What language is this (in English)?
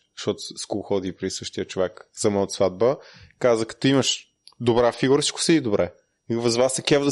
Bulgarian